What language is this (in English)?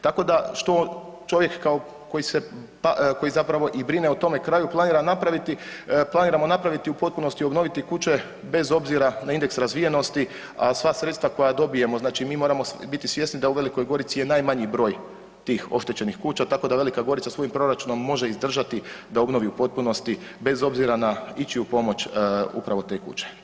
Croatian